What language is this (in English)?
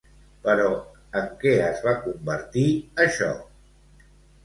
Catalan